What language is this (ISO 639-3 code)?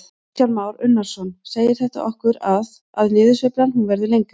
isl